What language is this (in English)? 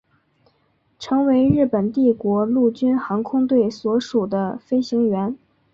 Chinese